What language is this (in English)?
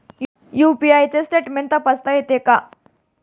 Marathi